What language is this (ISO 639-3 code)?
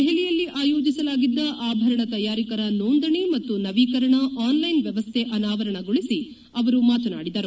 kan